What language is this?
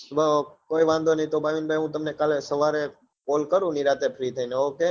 Gujarati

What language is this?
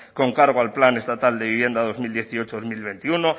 Spanish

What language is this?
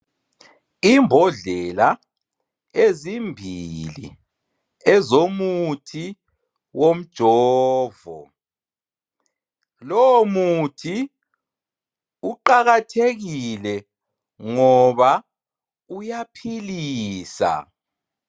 North Ndebele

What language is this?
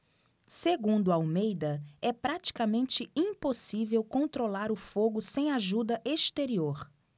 Portuguese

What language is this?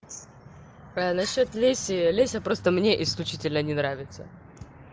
Russian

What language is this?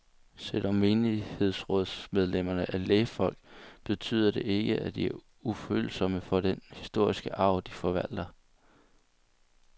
Danish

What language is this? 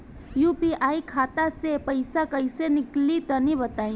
Bhojpuri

